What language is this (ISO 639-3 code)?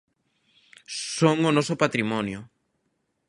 glg